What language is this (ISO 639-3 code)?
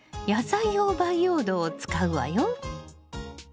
jpn